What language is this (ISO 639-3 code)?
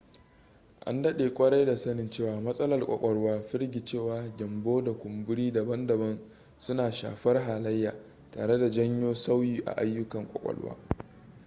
hau